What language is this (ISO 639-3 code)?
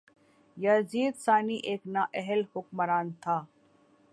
urd